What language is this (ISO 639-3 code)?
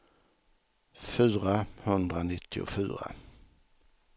swe